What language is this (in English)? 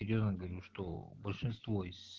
Russian